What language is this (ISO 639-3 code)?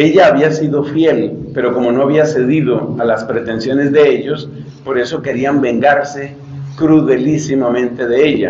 spa